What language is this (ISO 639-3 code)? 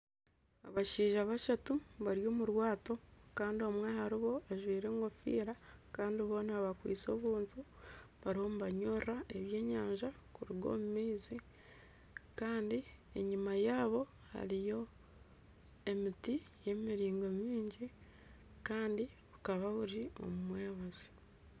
nyn